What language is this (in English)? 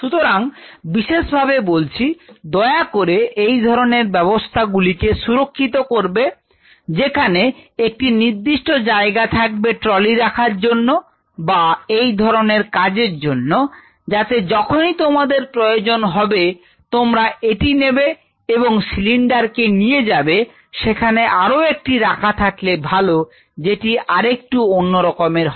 Bangla